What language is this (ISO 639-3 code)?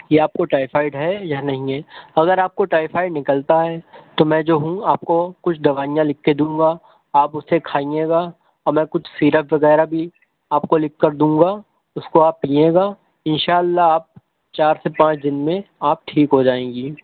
urd